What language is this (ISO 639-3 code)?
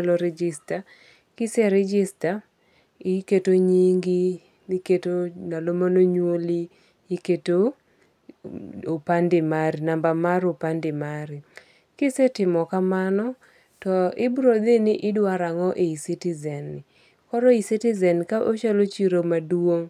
luo